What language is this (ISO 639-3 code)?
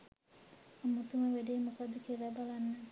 sin